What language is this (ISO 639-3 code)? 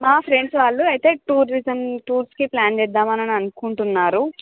tel